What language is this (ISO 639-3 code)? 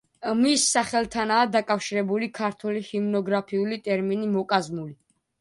kat